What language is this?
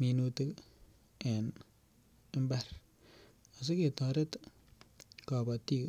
Kalenjin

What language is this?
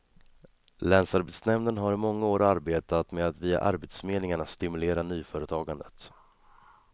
Swedish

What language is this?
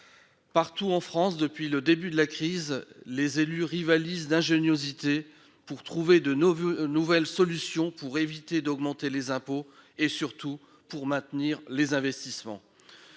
French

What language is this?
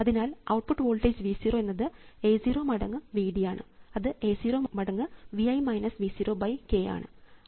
Malayalam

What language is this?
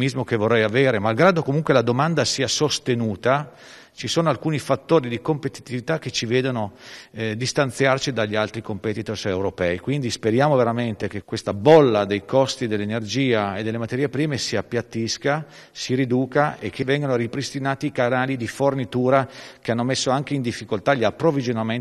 Italian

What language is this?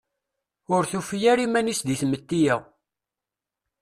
Kabyle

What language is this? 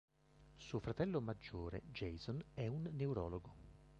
Italian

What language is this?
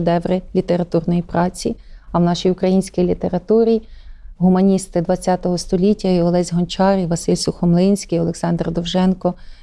Ukrainian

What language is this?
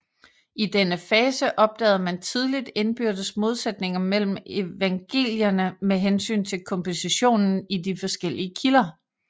Danish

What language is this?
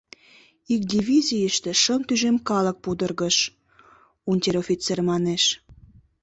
Mari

